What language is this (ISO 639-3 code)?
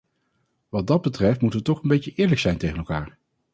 nld